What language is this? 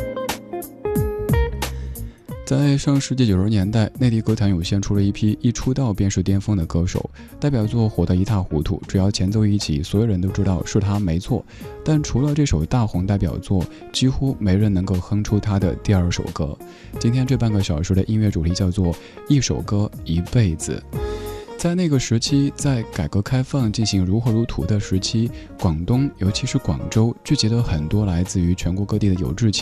Chinese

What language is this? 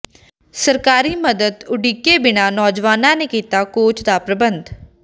Punjabi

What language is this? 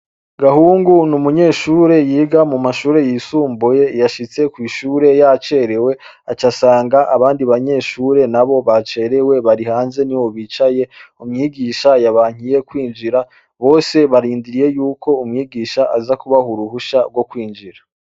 Rundi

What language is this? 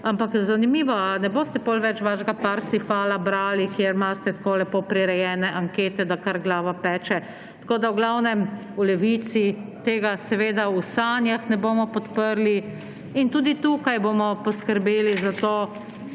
Slovenian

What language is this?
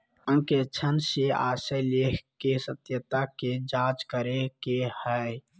Magahi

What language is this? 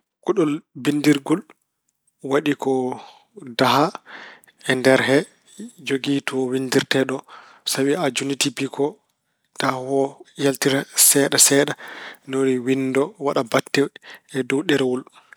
Fula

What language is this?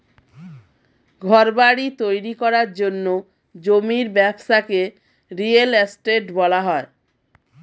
Bangla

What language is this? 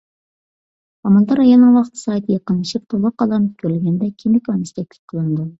Uyghur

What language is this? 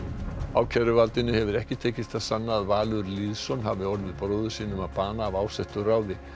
Icelandic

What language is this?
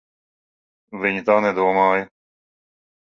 Latvian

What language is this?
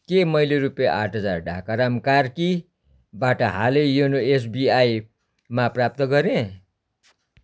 Nepali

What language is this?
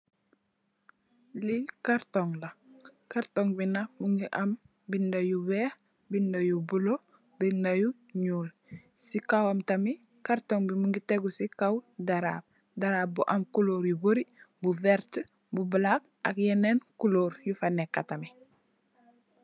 Wolof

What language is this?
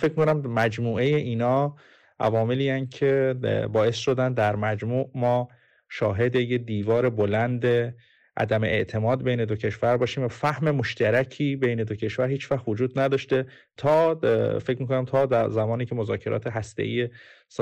Persian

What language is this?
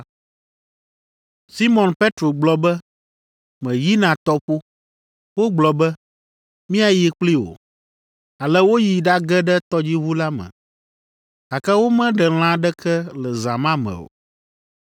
Ewe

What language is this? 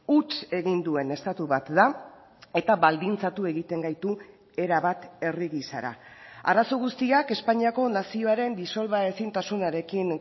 Basque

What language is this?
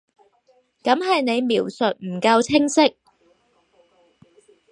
Cantonese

